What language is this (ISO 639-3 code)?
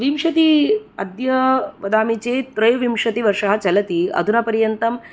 san